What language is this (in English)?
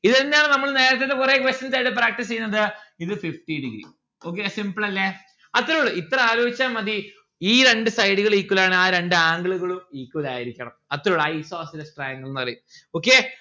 Malayalam